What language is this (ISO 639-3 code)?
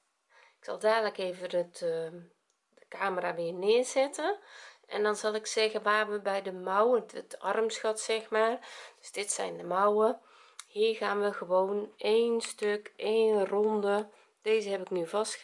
nld